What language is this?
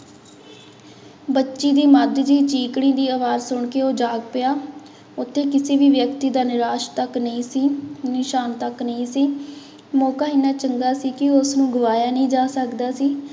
Punjabi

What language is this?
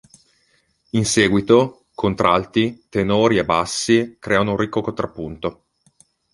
Italian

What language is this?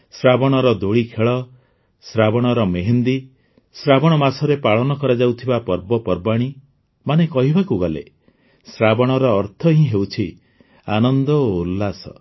Odia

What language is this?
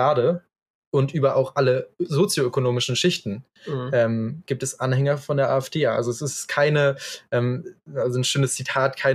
German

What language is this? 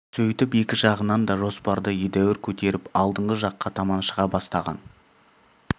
Kazakh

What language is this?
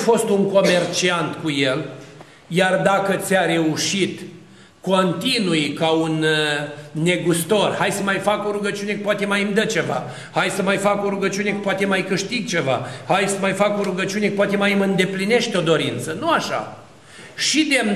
Romanian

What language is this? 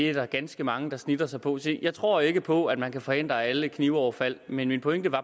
Danish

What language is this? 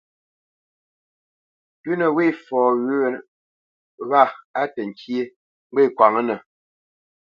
Bamenyam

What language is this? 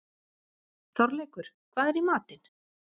Icelandic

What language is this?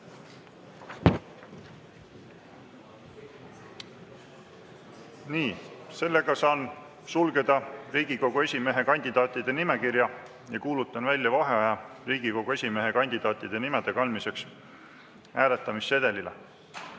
Estonian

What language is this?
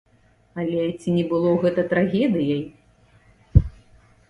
Belarusian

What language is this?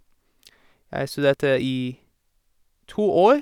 Norwegian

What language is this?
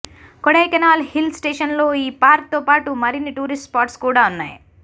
Telugu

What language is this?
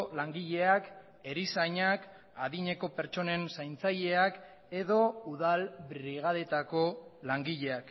Basque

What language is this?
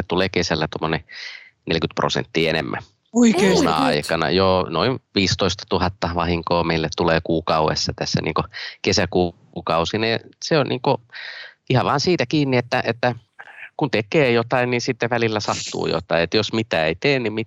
Finnish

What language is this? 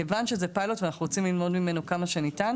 Hebrew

